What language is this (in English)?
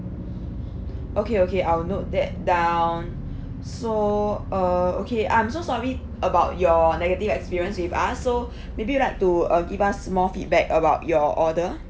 English